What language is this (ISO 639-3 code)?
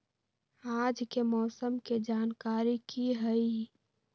mag